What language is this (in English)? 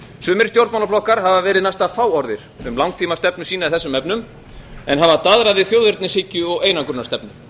Icelandic